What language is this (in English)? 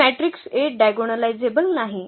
Marathi